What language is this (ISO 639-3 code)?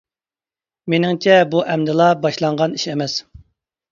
uig